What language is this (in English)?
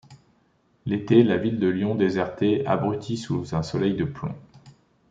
French